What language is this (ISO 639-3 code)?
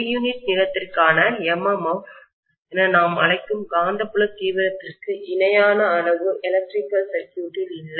tam